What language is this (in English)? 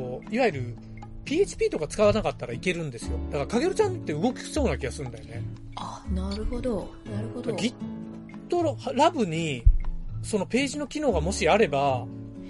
Japanese